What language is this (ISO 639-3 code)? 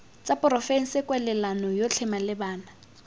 tsn